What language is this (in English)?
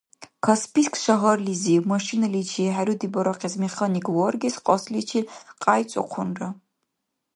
Dargwa